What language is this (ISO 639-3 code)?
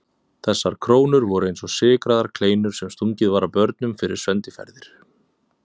isl